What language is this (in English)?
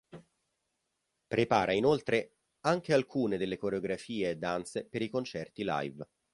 Italian